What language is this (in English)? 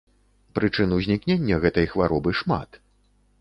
Belarusian